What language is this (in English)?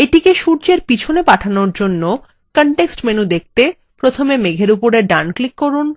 Bangla